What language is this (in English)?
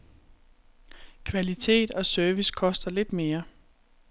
Danish